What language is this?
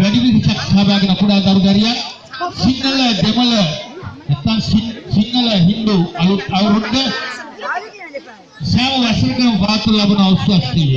Sinhala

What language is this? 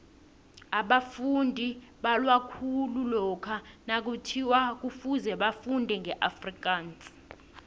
South Ndebele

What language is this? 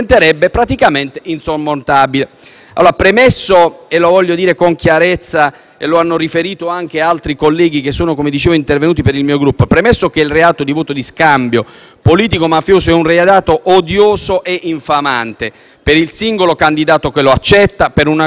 Italian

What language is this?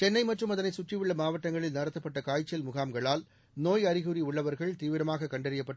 Tamil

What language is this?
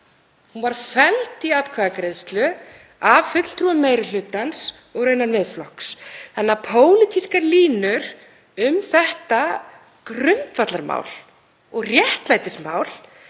Icelandic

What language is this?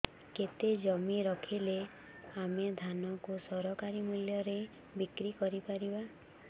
Odia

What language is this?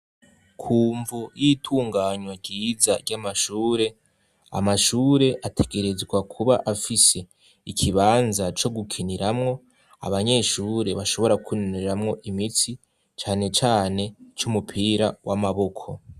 Rundi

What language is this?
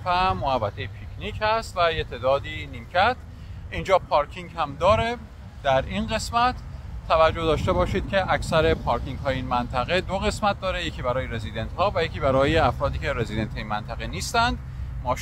Persian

